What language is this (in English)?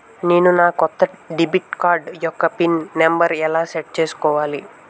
Telugu